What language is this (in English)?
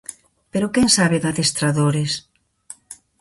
Galician